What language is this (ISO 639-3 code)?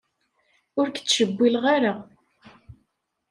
kab